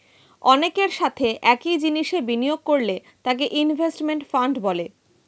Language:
Bangla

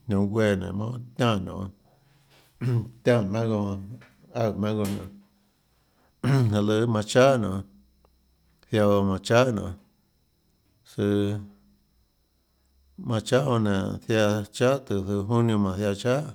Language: Tlacoatzintepec Chinantec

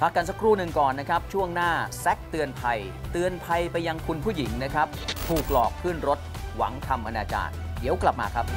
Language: Thai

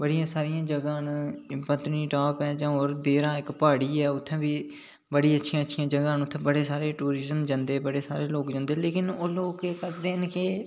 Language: Dogri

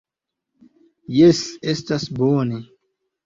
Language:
Esperanto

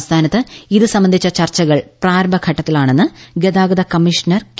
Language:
Malayalam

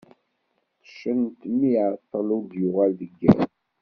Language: Kabyle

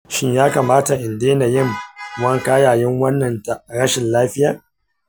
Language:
Hausa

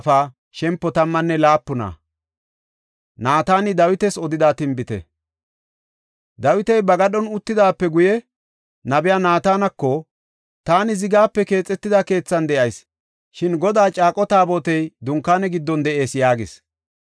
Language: Gofa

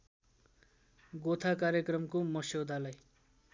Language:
Nepali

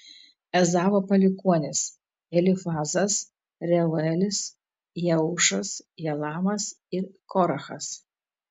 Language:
Lithuanian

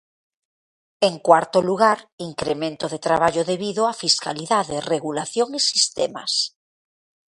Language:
Galician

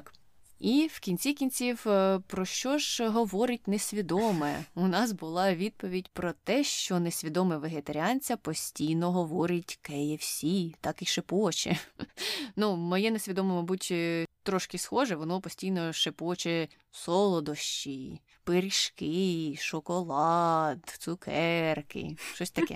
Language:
Ukrainian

